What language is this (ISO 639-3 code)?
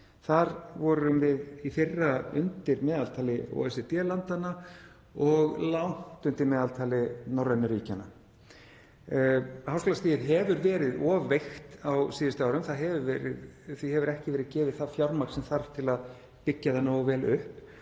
isl